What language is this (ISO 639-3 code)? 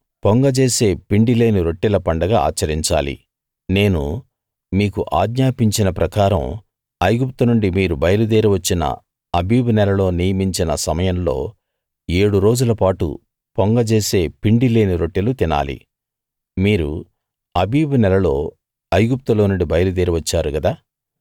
tel